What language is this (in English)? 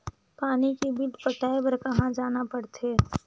Chhattisgarhi